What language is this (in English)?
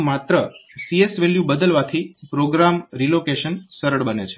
Gujarati